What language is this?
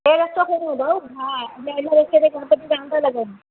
Sindhi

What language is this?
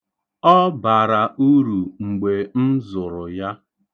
Igbo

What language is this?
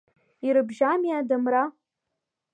Abkhazian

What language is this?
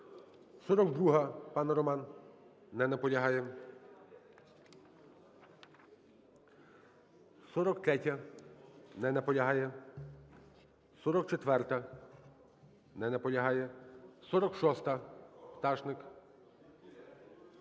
Ukrainian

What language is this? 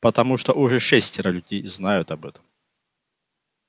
Russian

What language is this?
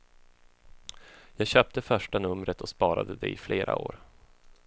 Swedish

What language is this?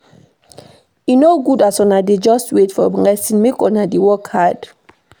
Nigerian Pidgin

